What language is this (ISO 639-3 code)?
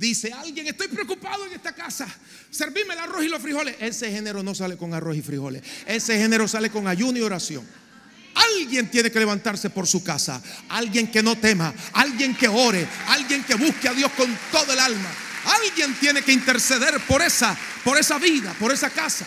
spa